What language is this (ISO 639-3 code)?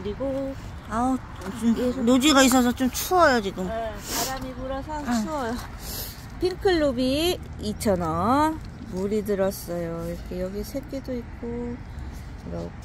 kor